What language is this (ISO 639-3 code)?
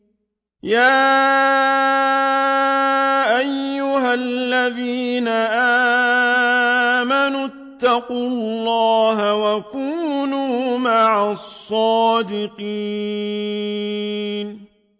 ara